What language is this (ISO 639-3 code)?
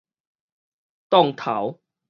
nan